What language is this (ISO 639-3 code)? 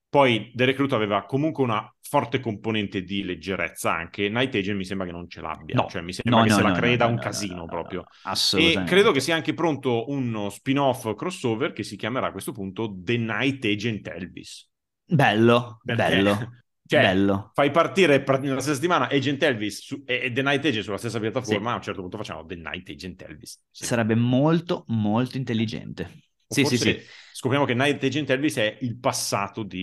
ita